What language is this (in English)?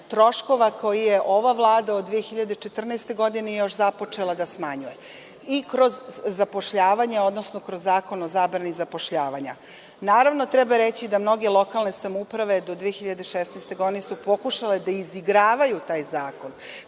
Serbian